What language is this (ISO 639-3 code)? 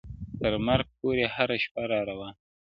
pus